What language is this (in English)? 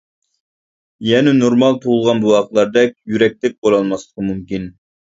Uyghur